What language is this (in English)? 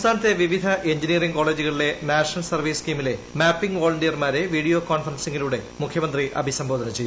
Malayalam